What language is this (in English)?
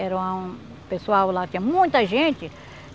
Portuguese